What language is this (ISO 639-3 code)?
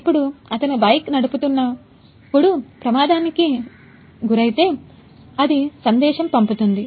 tel